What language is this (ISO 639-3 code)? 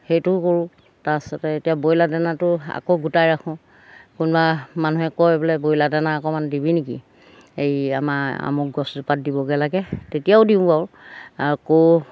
asm